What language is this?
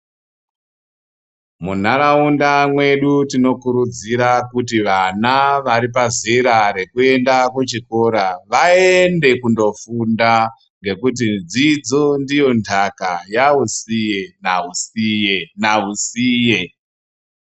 Ndau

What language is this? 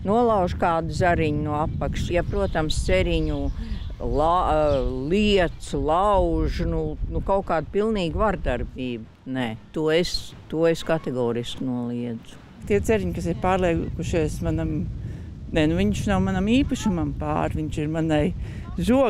Latvian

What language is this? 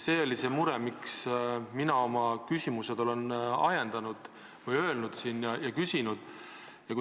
Estonian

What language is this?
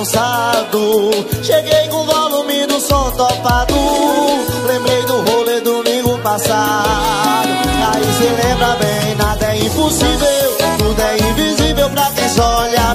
Portuguese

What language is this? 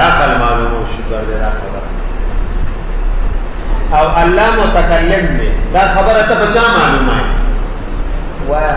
Arabic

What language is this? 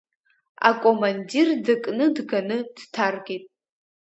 Abkhazian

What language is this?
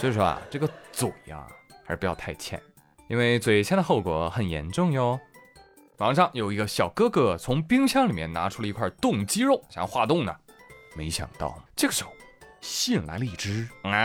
Chinese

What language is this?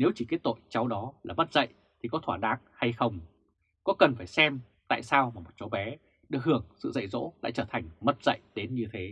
Vietnamese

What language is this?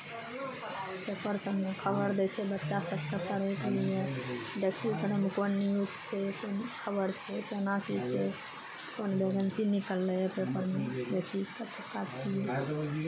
Maithili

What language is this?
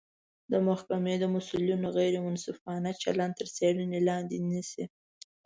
Pashto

